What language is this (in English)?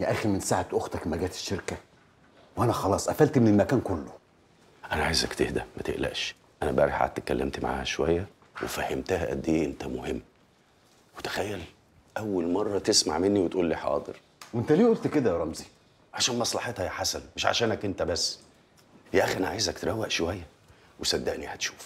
Arabic